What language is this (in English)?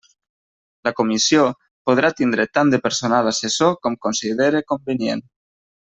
Catalan